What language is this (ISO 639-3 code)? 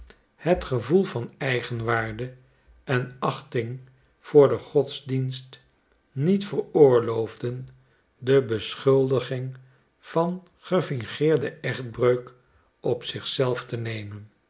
nld